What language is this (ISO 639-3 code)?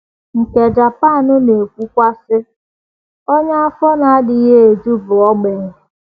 ibo